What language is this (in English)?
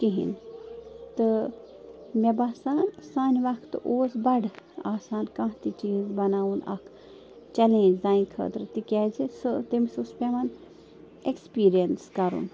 Kashmiri